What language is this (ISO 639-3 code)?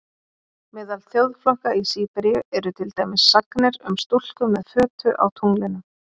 isl